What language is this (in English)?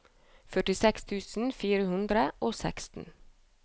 Norwegian